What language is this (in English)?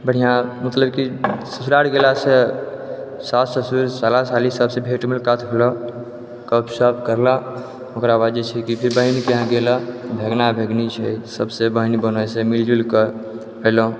Maithili